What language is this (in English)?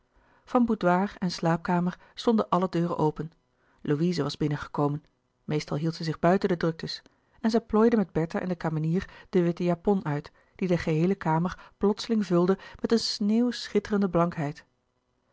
Dutch